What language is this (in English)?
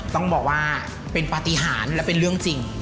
Thai